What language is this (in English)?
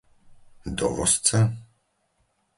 Slovak